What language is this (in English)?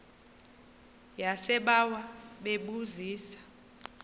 Xhosa